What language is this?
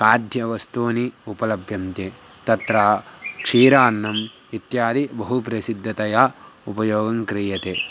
Sanskrit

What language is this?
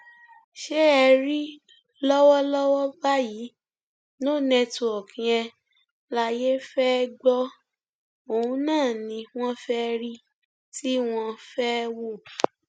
Yoruba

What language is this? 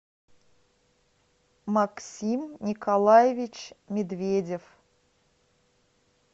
Russian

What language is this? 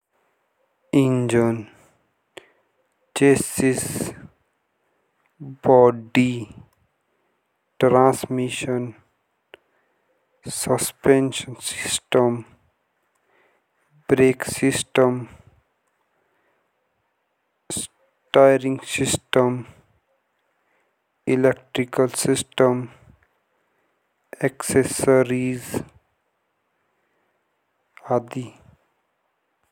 Jaunsari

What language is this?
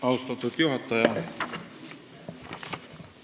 Estonian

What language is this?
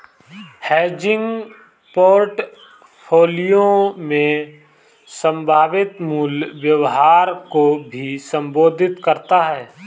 Hindi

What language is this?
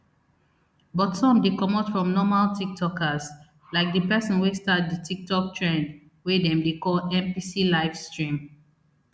Nigerian Pidgin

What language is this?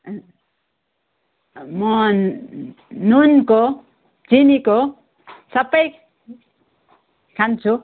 Nepali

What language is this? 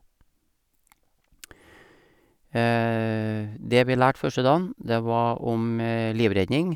Norwegian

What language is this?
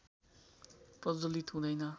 Nepali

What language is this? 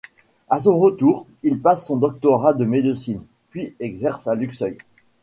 French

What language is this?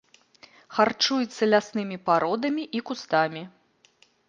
Belarusian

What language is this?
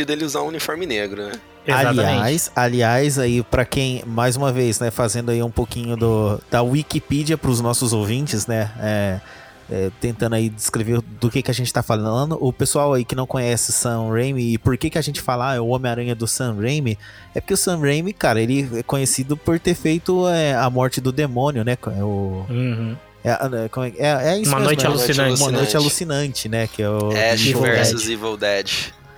Portuguese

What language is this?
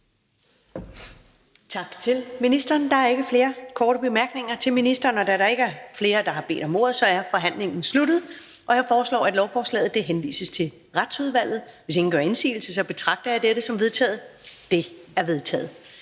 Danish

